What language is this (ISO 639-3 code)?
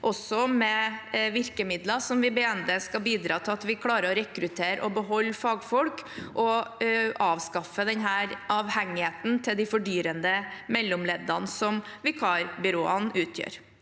nor